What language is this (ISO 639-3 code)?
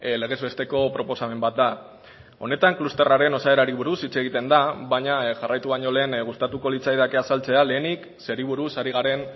eus